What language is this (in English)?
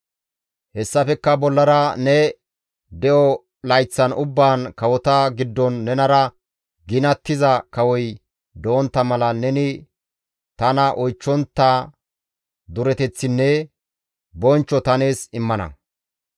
Gamo